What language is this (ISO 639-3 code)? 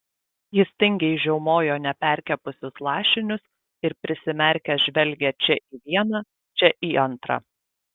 lit